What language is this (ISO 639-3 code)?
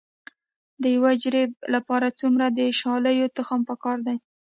pus